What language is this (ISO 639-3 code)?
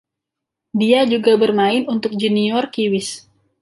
ind